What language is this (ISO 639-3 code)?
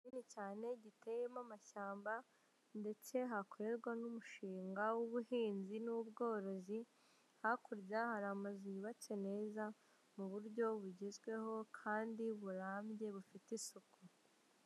kin